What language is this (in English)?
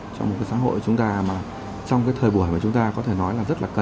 Vietnamese